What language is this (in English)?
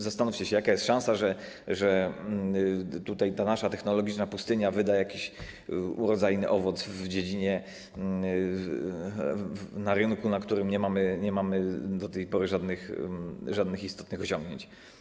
Polish